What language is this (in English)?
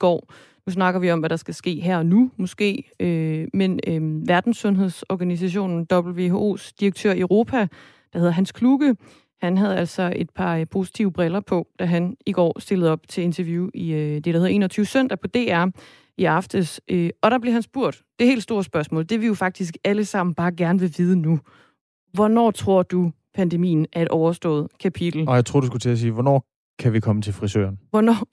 Danish